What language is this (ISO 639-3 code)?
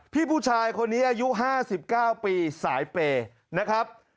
tha